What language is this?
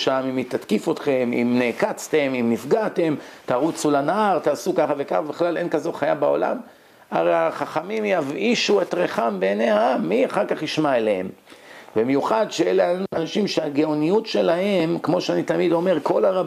Hebrew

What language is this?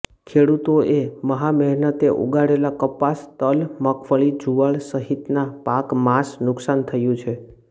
Gujarati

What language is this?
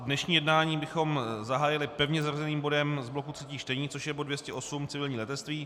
Czech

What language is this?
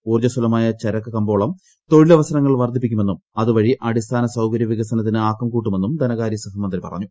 Malayalam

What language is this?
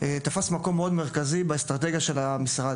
Hebrew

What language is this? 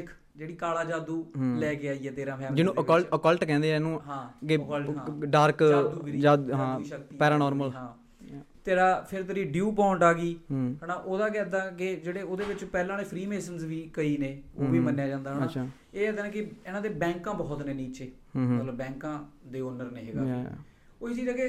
Punjabi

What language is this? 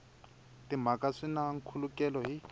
Tsonga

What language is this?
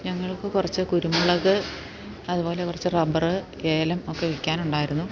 Malayalam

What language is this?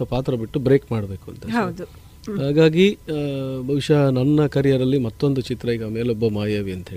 Kannada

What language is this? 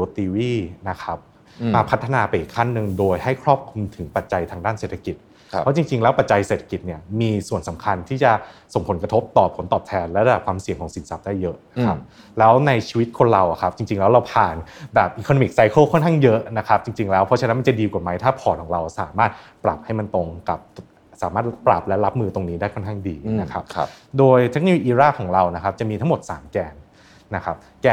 Thai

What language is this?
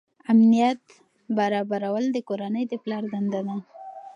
Pashto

